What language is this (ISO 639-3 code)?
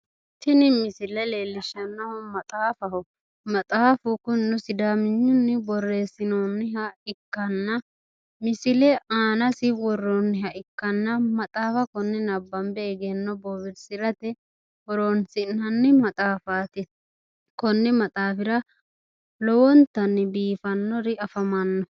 sid